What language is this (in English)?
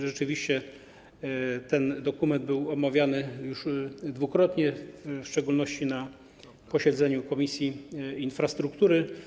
Polish